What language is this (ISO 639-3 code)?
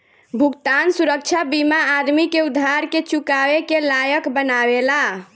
bho